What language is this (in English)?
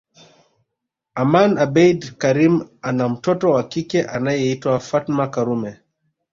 Swahili